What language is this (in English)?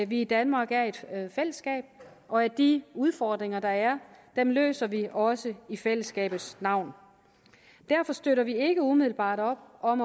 Danish